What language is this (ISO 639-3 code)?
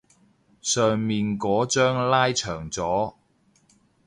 yue